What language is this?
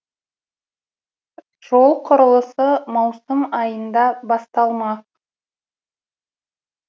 Kazakh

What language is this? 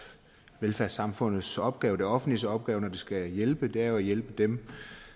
Danish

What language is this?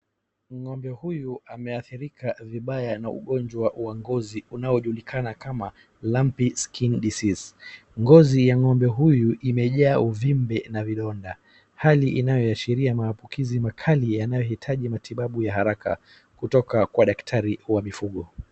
Swahili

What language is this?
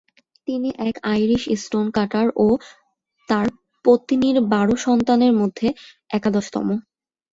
Bangla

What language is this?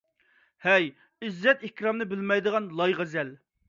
Uyghur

